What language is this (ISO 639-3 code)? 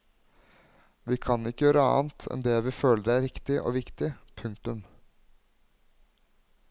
nor